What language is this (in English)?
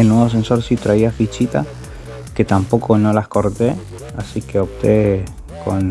Spanish